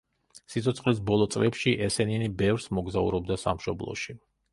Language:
Georgian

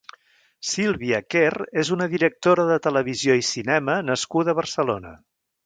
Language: Catalan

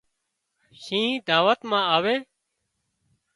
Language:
Wadiyara Koli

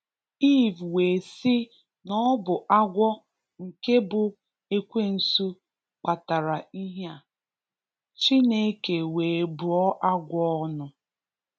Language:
Igbo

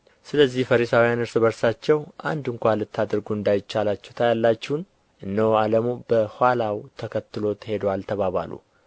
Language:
Amharic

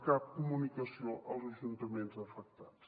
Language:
Catalan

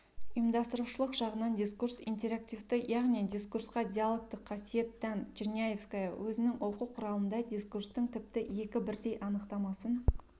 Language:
Kazakh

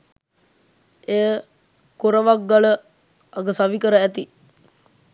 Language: Sinhala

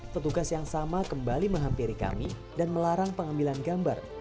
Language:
Indonesian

